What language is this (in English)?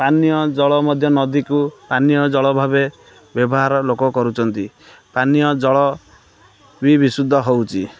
Odia